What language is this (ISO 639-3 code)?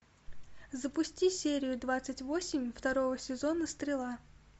rus